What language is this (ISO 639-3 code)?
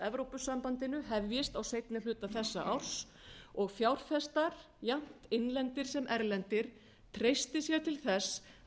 isl